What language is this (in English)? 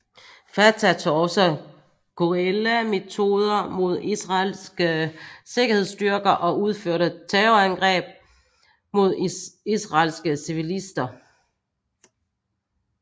Danish